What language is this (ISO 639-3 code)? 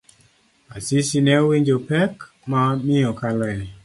luo